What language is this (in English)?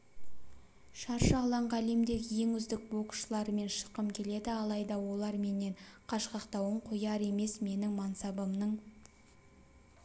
Kazakh